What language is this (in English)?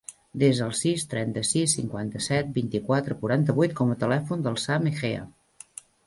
Catalan